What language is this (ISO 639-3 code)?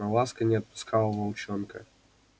rus